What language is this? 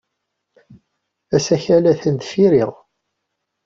Kabyle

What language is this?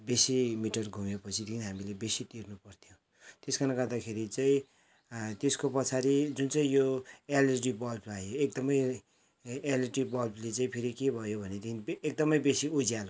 Nepali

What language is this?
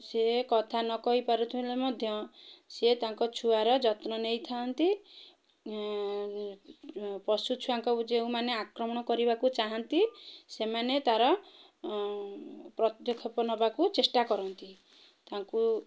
Odia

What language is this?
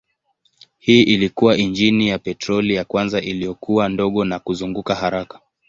Swahili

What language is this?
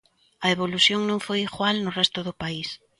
Galician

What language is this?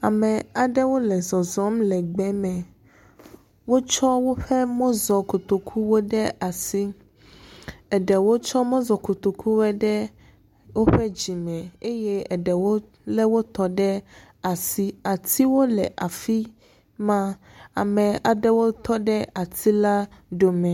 Ewe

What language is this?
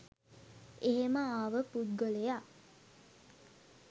Sinhala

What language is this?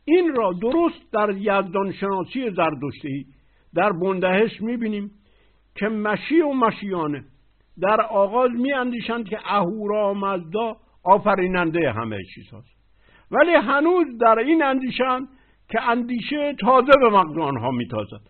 Persian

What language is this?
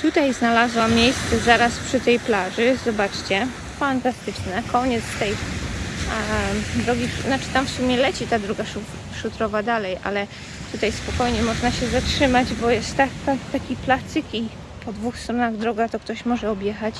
Polish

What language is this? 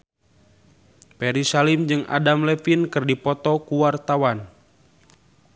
Sundanese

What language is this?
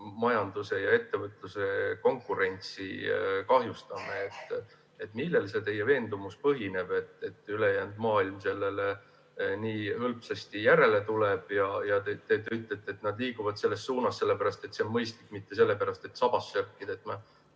Estonian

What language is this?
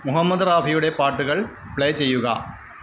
Malayalam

